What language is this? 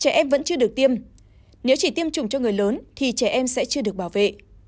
Vietnamese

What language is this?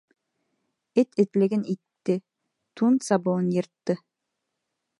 Bashkir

